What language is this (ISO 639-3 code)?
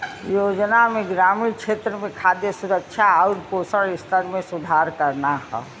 bho